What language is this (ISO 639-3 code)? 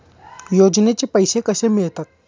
mar